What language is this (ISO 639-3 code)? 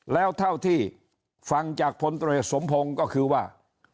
tha